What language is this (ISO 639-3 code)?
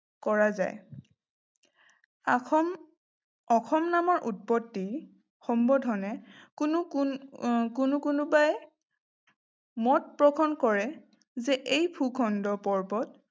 asm